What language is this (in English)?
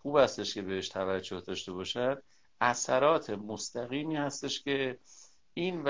Persian